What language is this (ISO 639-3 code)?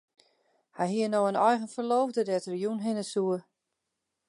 fry